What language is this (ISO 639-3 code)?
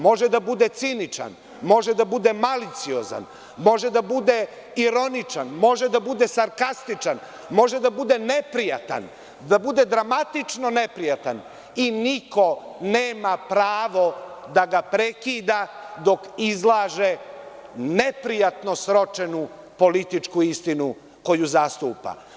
srp